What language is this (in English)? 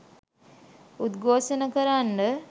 Sinhala